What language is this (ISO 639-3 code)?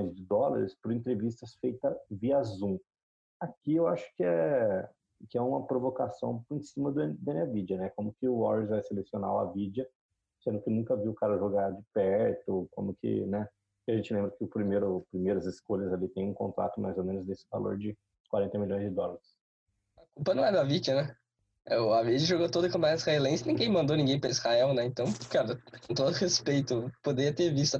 por